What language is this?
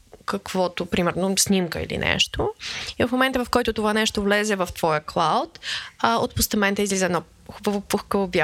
Bulgarian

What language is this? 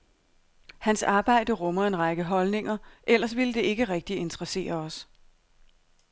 Danish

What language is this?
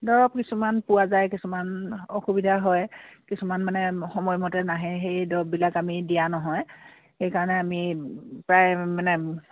Assamese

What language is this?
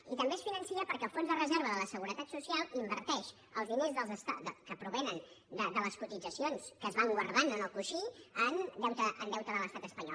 Catalan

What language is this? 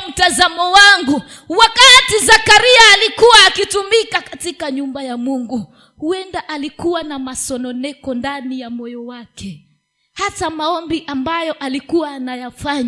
Swahili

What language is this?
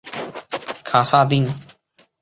Chinese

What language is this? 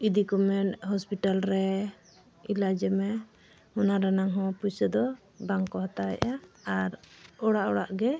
Santali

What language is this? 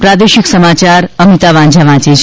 Gujarati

